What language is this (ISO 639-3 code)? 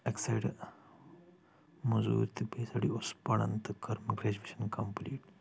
kas